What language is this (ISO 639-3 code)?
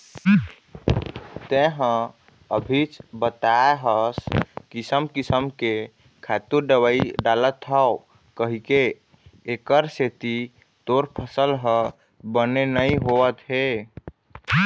hne